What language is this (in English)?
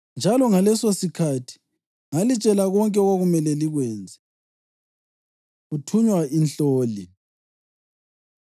North Ndebele